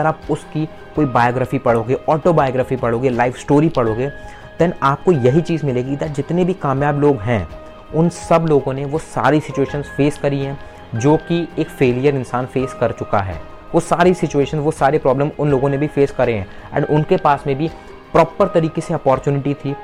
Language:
Hindi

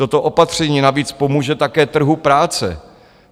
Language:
Czech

